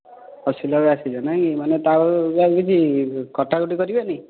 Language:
Odia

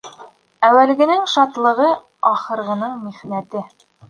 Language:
Bashkir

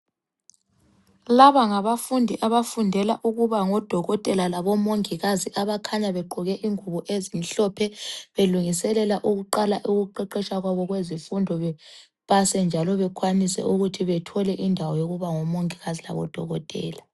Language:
North Ndebele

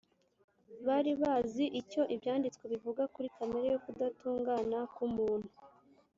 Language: Kinyarwanda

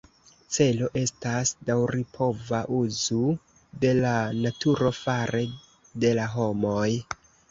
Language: Esperanto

